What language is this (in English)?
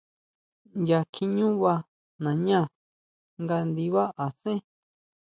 Huautla Mazatec